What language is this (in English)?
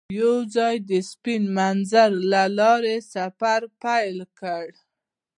Pashto